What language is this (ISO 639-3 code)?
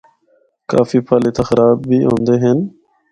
hno